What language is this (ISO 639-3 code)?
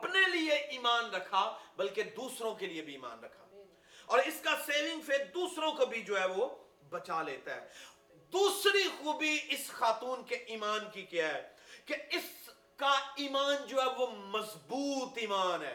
urd